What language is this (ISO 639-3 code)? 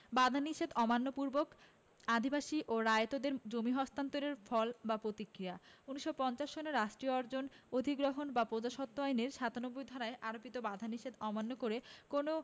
ben